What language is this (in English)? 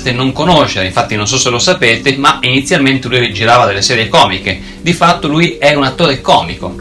Italian